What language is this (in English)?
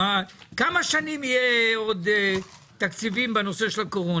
Hebrew